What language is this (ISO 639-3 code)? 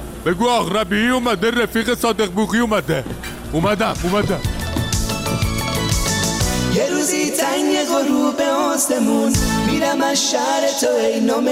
fas